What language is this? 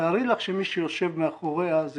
Hebrew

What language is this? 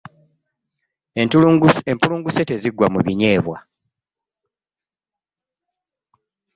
Ganda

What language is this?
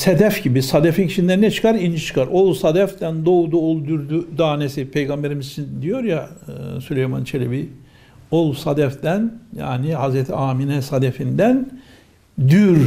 Turkish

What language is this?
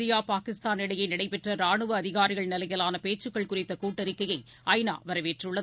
Tamil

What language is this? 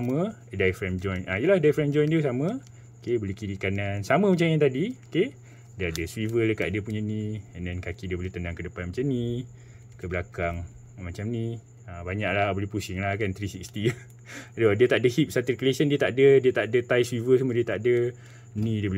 Malay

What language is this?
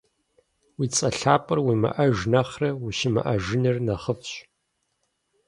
Kabardian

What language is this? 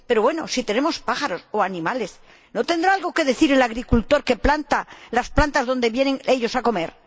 Spanish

